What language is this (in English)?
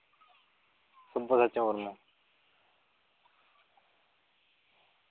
Santali